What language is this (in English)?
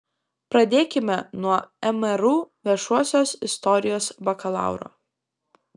Lithuanian